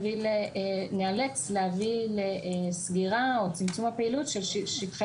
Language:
Hebrew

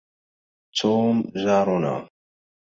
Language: Arabic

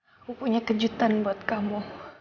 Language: Indonesian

